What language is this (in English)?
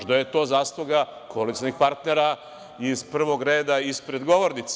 Serbian